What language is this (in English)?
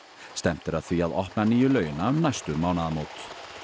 Icelandic